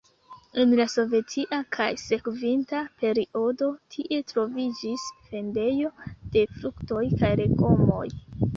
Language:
Esperanto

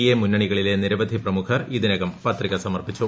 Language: Malayalam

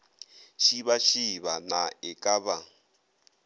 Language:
Northern Sotho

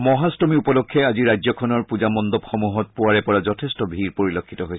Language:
Assamese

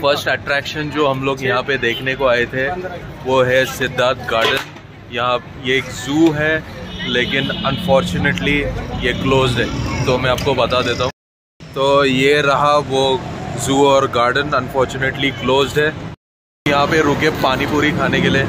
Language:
Hindi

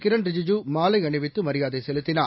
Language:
Tamil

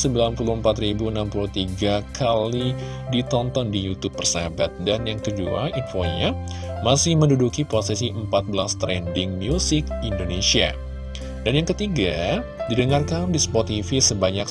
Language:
Indonesian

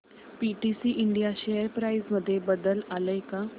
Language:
Marathi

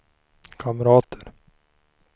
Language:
Swedish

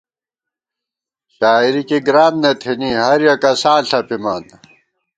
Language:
Gawar-Bati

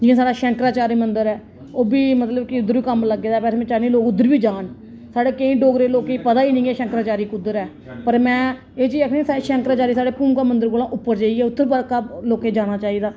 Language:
Dogri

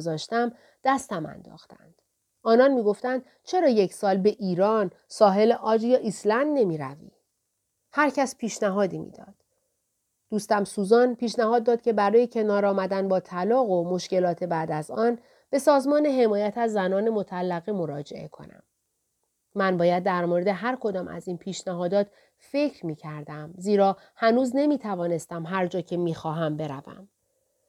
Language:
Persian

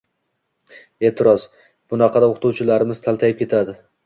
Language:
Uzbek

